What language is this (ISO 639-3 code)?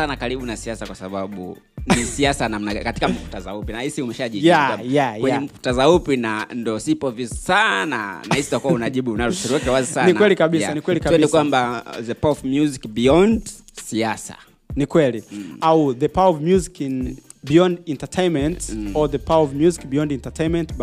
swa